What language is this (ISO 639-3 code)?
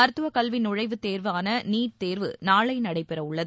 tam